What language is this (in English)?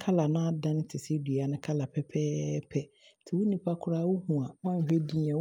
Abron